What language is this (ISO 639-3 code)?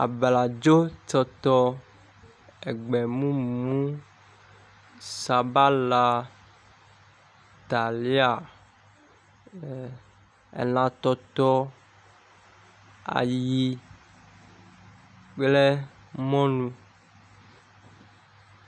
ewe